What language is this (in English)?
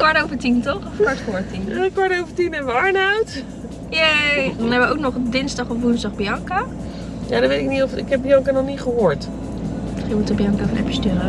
Dutch